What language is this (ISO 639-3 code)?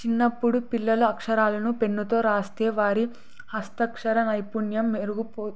tel